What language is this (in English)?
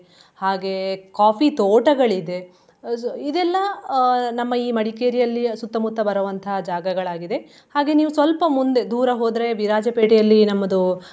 Kannada